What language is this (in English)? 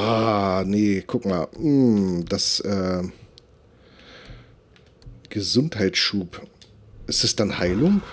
German